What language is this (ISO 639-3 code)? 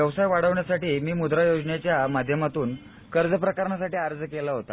mar